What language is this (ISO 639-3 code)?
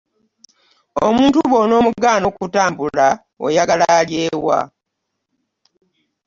lug